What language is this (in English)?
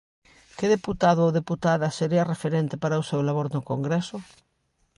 Galician